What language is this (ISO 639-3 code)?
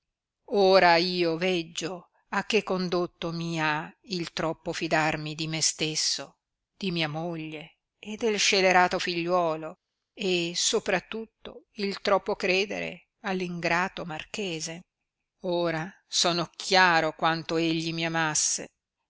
ita